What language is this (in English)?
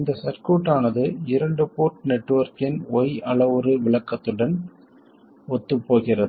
Tamil